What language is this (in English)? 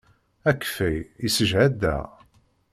Kabyle